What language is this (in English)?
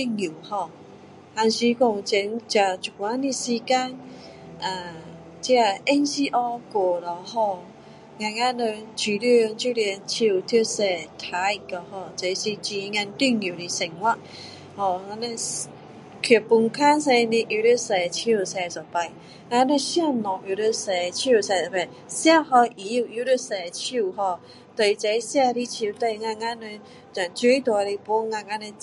Min Dong Chinese